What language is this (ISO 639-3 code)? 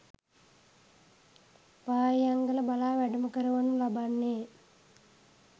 sin